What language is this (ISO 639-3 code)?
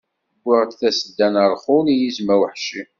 kab